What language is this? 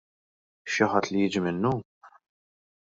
Maltese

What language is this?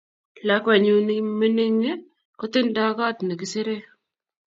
Kalenjin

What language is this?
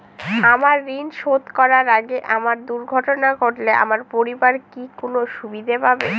Bangla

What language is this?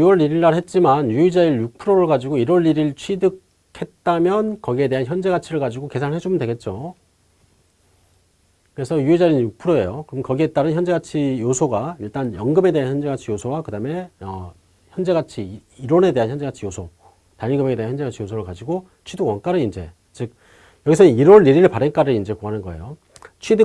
Korean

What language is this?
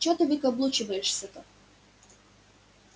Russian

